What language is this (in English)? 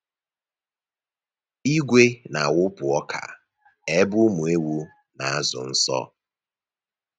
Igbo